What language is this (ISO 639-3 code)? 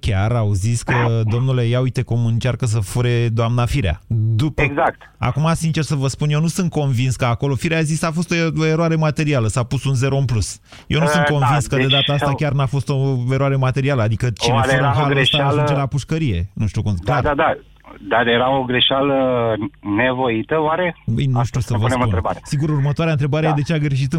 ron